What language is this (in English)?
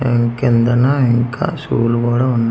Telugu